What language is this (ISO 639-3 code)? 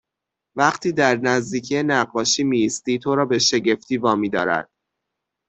fas